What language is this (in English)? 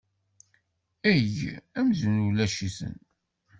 Kabyle